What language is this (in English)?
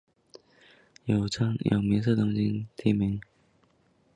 Chinese